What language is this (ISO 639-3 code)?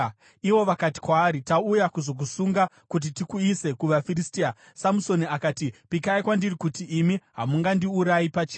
sna